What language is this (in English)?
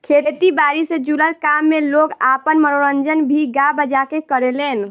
Bhojpuri